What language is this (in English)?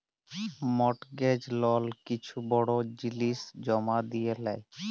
Bangla